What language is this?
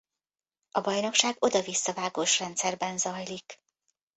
Hungarian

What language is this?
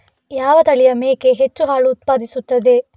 Kannada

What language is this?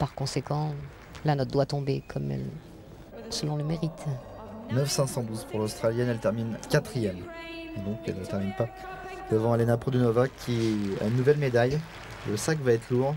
French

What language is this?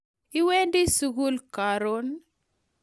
Kalenjin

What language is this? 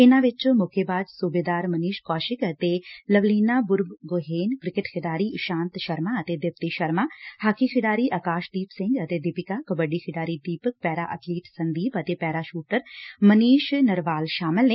Punjabi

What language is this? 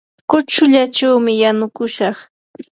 Yanahuanca Pasco Quechua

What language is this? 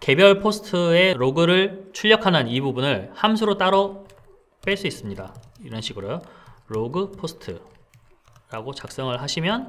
Korean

